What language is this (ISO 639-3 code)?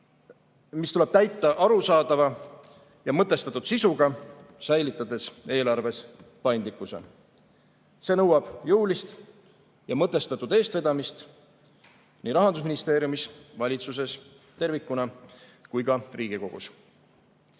est